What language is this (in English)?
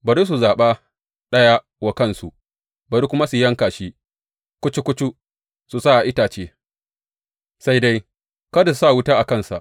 Hausa